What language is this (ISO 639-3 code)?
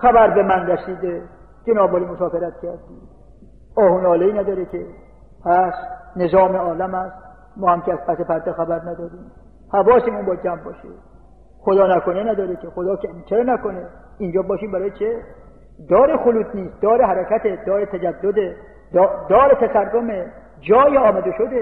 fas